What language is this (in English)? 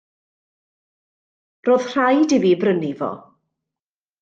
Welsh